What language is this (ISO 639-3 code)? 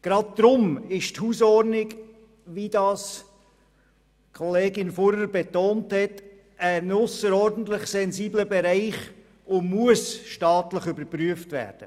gsw